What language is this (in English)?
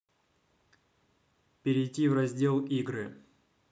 Russian